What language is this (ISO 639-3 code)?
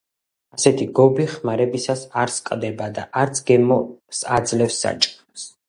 kat